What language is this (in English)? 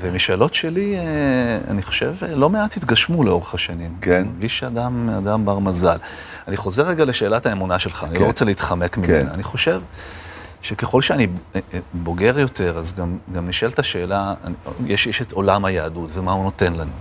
Hebrew